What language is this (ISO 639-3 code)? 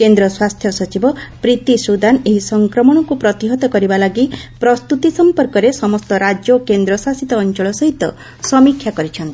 ori